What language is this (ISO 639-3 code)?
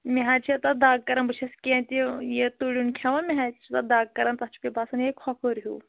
kas